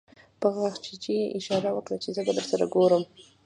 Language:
Pashto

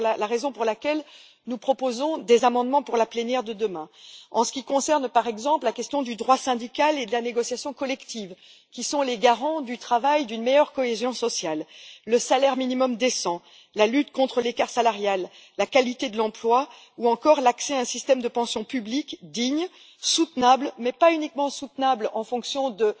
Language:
French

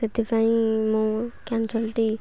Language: Odia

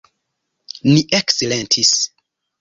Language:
Esperanto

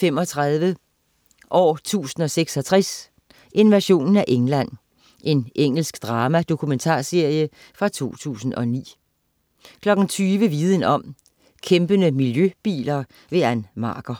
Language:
Danish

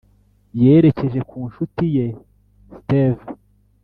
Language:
Kinyarwanda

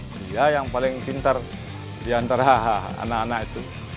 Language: Indonesian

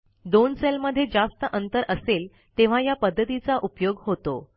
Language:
Marathi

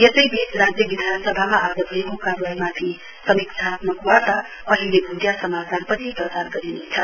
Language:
Nepali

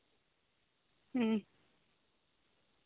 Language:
Santali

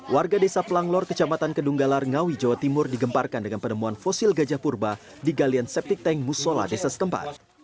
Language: Indonesian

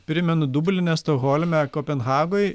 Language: Lithuanian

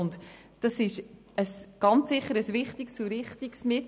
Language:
Swiss German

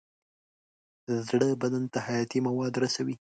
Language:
Pashto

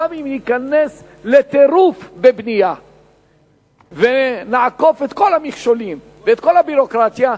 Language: Hebrew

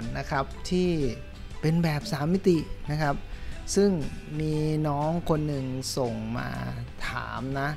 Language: Thai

